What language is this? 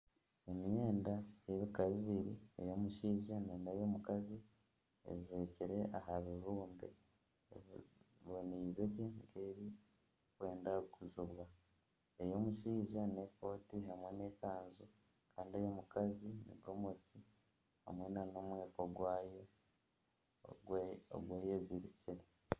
Nyankole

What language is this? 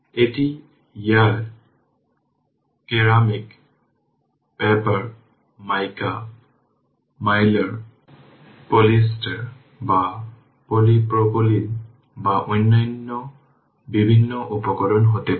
Bangla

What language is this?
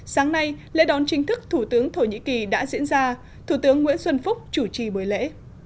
Vietnamese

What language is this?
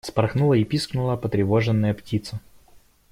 Russian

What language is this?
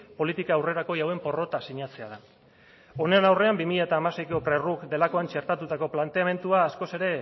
Basque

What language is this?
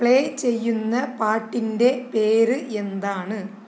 Malayalam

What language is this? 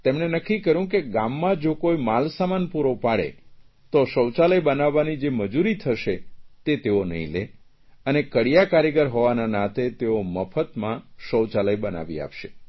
Gujarati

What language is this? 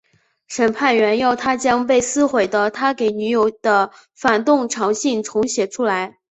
Chinese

